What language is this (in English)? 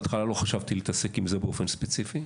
Hebrew